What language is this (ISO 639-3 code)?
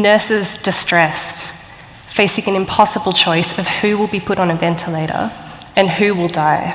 eng